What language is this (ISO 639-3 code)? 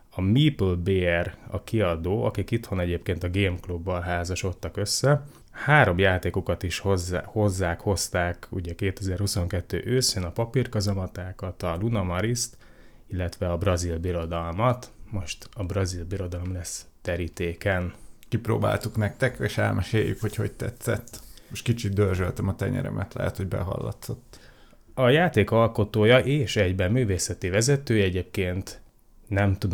hun